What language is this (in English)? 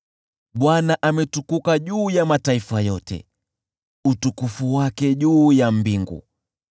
Swahili